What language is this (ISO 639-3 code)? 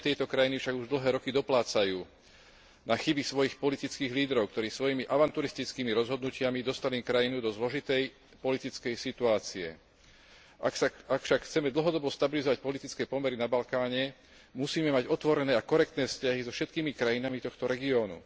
slk